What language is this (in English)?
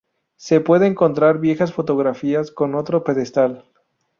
Spanish